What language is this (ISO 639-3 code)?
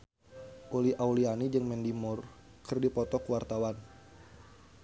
sun